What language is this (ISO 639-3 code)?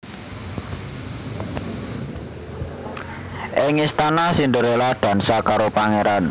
jav